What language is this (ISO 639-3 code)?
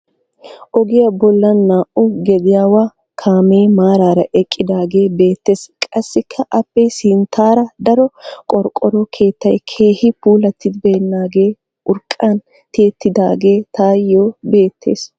wal